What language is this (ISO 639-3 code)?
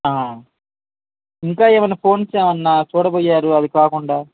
tel